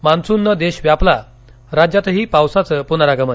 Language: Marathi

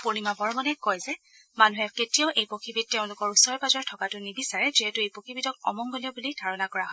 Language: Assamese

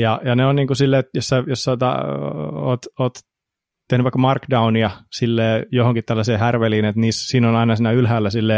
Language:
Finnish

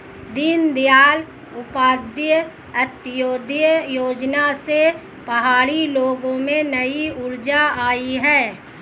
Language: Hindi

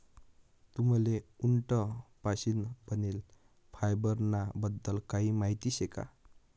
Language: Marathi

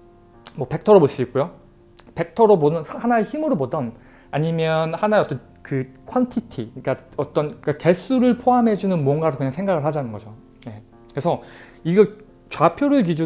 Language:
Korean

